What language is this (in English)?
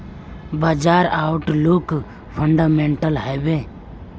Magahi